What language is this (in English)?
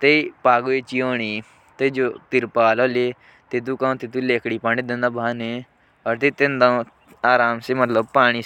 Jaunsari